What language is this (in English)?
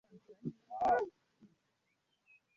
Swahili